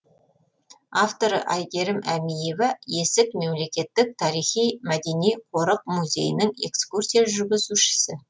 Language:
Kazakh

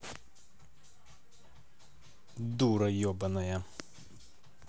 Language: Russian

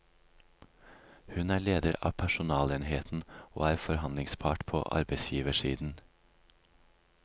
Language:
Norwegian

